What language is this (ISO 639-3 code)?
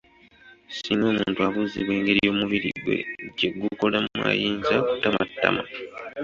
lug